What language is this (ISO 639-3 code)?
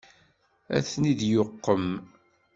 kab